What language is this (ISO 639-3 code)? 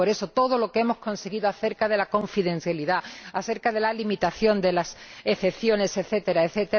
spa